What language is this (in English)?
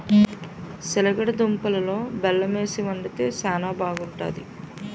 Telugu